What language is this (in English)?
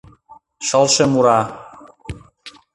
Mari